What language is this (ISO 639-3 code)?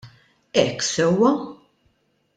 mlt